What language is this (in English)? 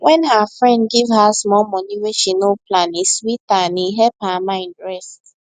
Nigerian Pidgin